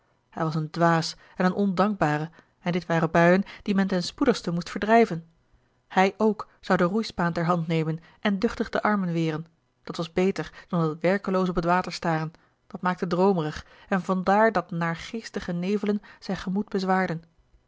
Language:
Dutch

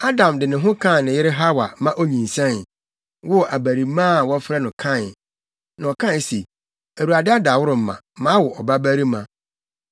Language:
Akan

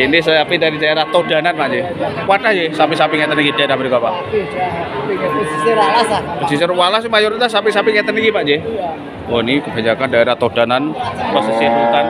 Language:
Indonesian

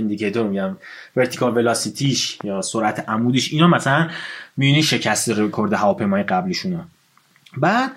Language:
Persian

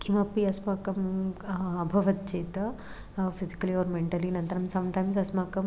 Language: Sanskrit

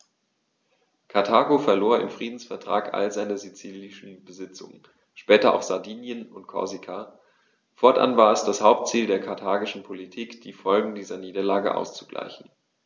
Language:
German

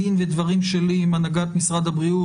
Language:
Hebrew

